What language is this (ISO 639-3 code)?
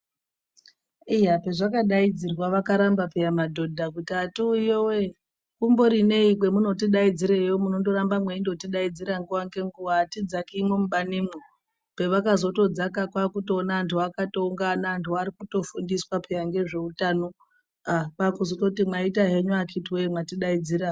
ndc